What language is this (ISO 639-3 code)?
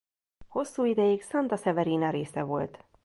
hun